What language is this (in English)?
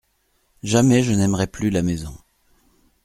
French